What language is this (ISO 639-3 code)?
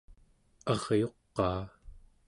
esu